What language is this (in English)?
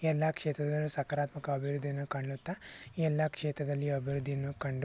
Kannada